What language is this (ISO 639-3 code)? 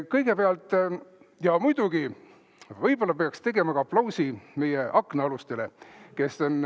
est